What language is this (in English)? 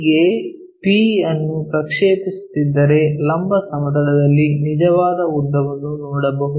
Kannada